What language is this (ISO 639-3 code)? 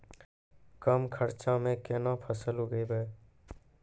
mai